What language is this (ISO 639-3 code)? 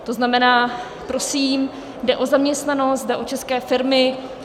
ces